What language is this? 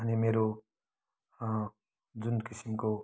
Nepali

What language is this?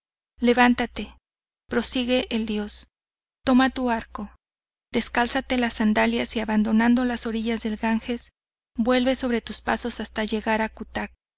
Spanish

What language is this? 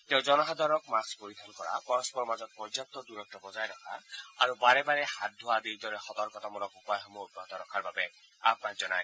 Assamese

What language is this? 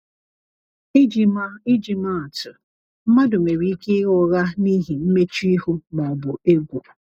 Igbo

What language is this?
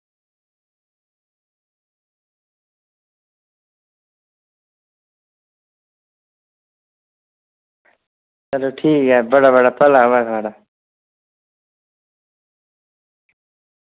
Dogri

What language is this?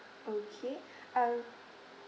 English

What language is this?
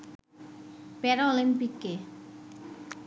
Bangla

